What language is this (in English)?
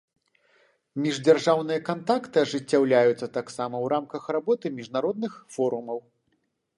Belarusian